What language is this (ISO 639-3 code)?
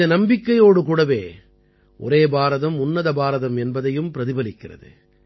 tam